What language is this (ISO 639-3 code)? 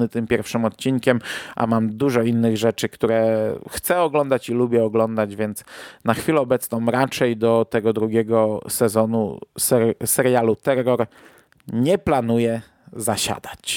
pol